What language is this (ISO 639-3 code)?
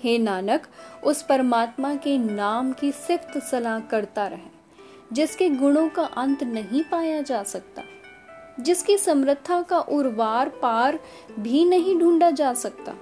hin